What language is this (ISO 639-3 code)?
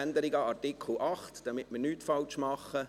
gsw